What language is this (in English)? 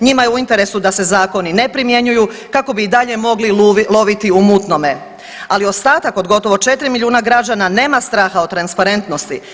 Croatian